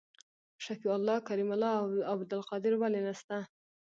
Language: Pashto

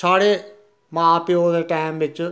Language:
Dogri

